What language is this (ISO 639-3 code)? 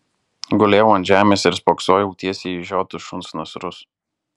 lit